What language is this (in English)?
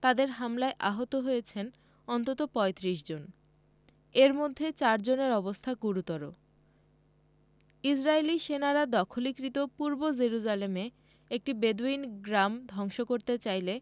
Bangla